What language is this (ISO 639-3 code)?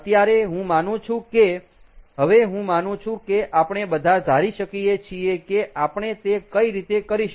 guj